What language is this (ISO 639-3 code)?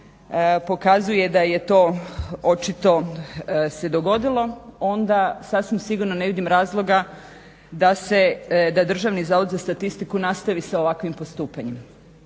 hrv